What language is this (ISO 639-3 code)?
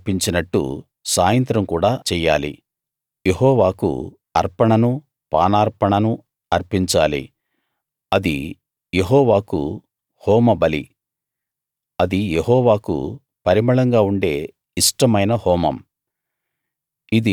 tel